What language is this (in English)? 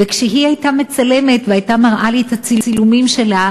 Hebrew